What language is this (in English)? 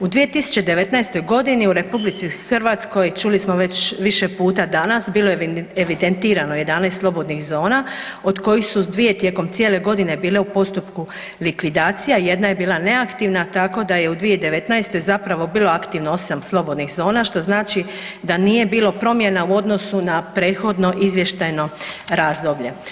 Croatian